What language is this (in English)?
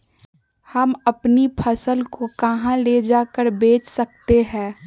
Magahi